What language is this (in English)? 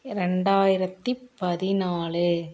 Tamil